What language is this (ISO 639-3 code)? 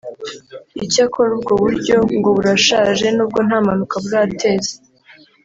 kin